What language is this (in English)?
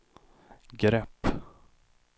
Swedish